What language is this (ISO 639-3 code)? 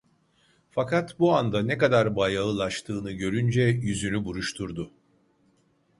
tur